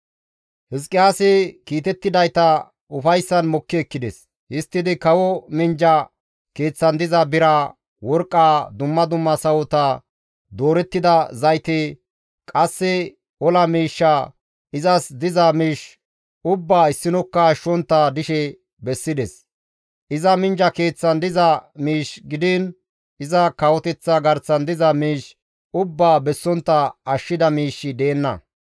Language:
Gamo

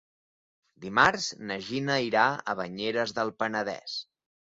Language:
Catalan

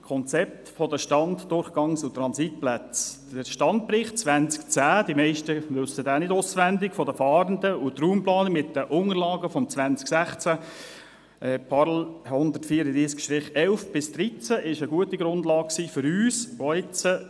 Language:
Swiss German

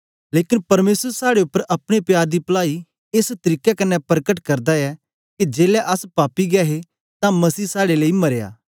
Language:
Dogri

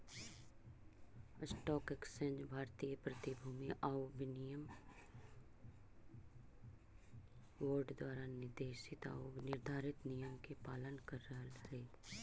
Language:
Magahi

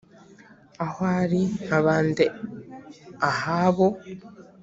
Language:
Kinyarwanda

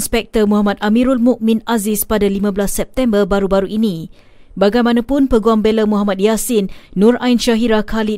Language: Malay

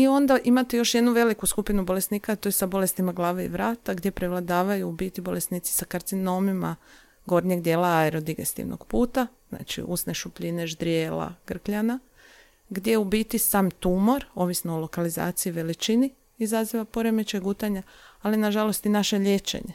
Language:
Croatian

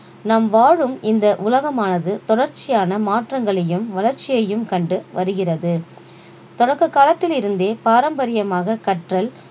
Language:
Tamil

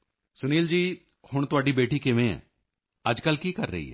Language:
Punjabi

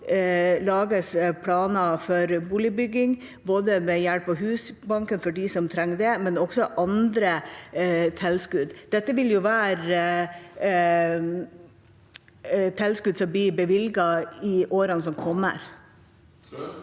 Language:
Norwegian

